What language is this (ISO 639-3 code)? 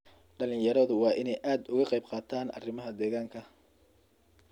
som